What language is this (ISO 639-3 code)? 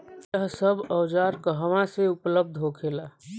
bho